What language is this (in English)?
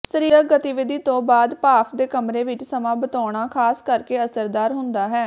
Punjabi